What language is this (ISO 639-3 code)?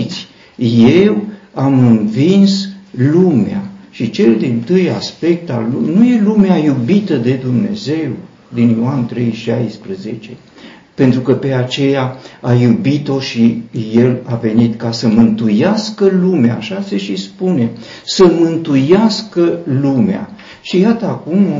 ron